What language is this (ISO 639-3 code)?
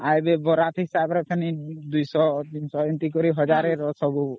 ori